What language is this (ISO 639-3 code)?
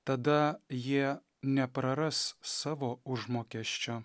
lit